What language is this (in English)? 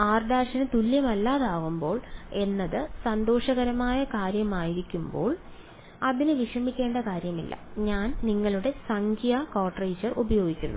Malayalam